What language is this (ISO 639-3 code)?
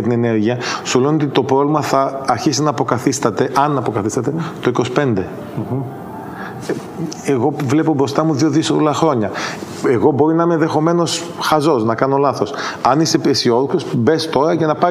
ell